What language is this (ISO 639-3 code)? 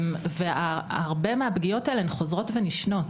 heb